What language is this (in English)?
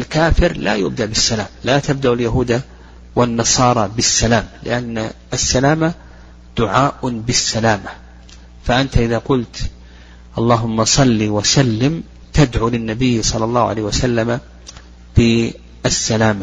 Arabic